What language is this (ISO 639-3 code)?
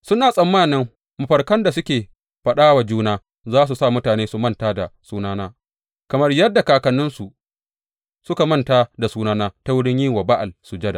hau